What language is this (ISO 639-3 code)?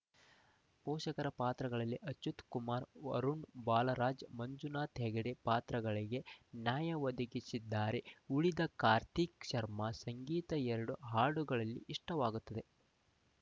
kan